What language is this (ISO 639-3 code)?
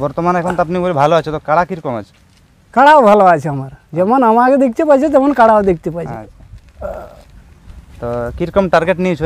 ara